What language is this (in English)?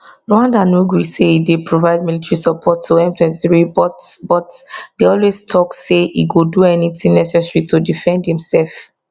Nigerian Pidgin